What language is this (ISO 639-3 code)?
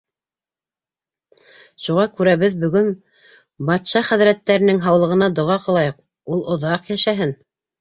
bak